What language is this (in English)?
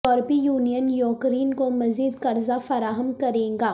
Urdu